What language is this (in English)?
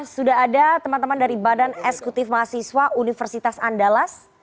Indonesian